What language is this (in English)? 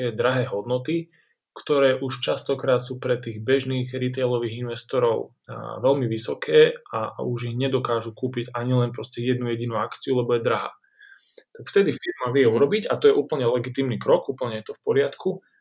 Slovak